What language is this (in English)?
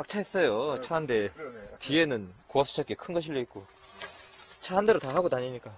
Korean